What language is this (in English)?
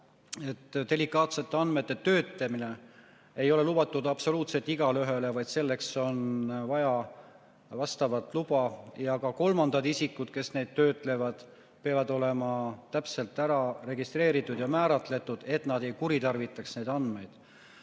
Estonian